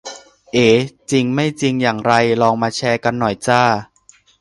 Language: Thai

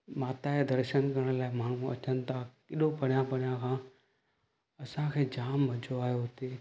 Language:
Sindhi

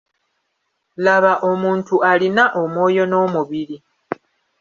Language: Ganda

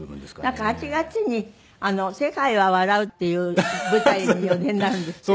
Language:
Japanese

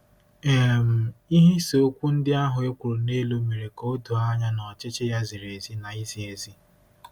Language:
Igbo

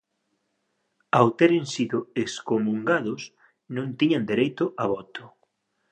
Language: Galician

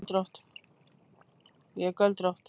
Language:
Icelandic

